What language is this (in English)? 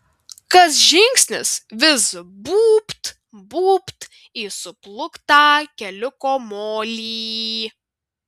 Lithuanian